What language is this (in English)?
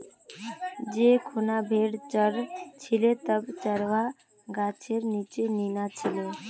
Magahi